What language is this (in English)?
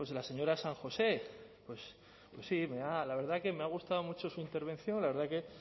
Spanish